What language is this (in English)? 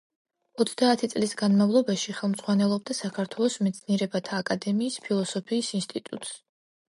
Georgian